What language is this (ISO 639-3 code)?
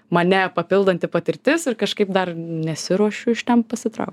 lit